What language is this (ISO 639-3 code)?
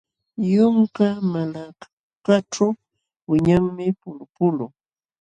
qxw